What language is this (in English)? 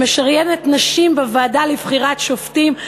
Hebrew